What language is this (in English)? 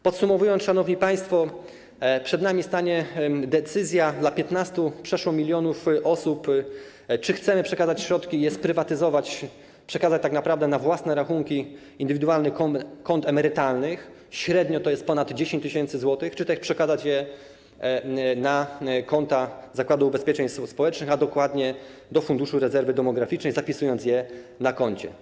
Polish